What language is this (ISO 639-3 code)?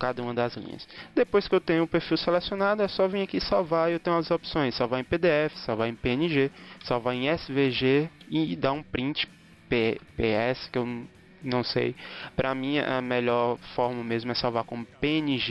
por